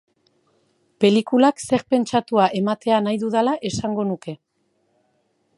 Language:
Basque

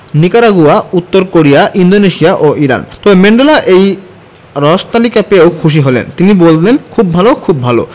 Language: Bangla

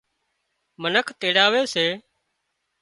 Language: Wadiyara Koli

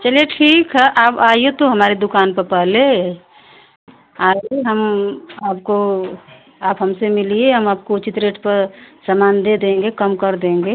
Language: Hindi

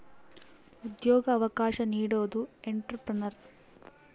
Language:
Kannada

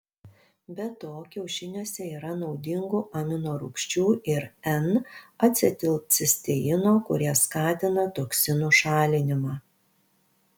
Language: Lithuanian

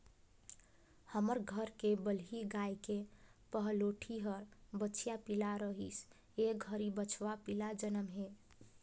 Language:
Chhattisgarhi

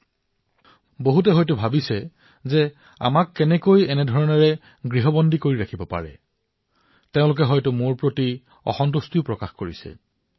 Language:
Assamese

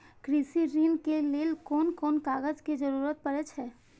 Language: Maithili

